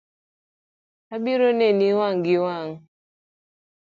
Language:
Luo (Kenya and Tanzania)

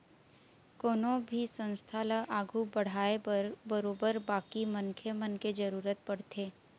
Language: Chhattisgarhi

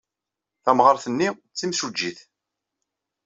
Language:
Kabyle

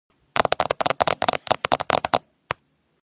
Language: Georgian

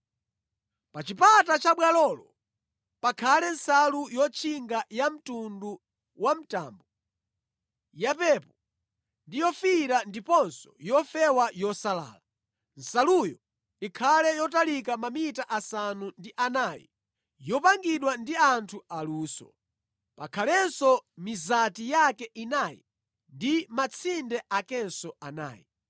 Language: Nyanja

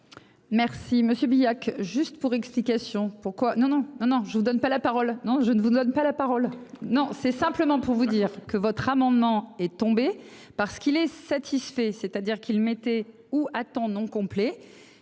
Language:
French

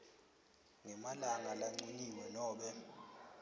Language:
Swati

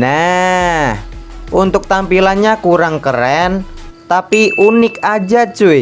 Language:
Indonesian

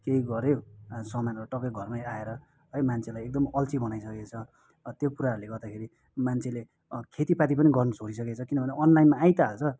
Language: Nepali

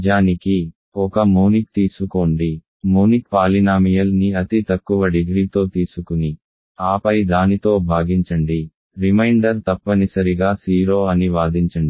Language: Telugu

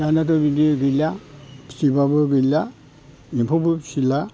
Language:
Bodo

